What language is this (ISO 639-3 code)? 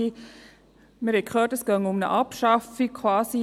gsw